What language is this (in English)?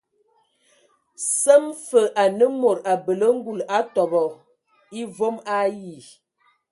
Ewondo